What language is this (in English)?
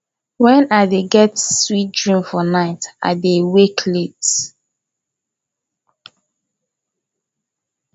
Nigerian Pidgin